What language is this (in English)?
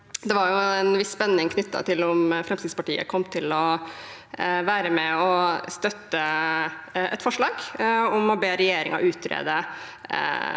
Norwegian